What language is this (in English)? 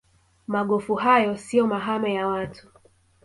Swahili